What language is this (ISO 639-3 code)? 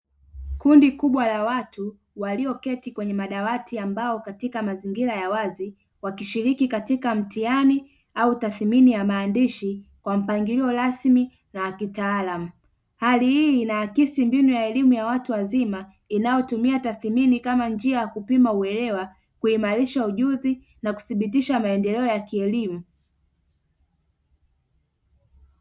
swa